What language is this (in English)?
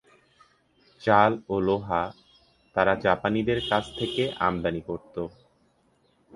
Bangla